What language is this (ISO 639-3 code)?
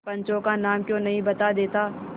hin